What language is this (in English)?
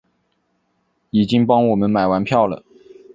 Chinese